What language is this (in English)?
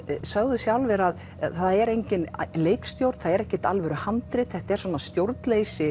Icelandic